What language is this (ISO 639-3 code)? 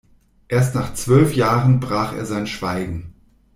deu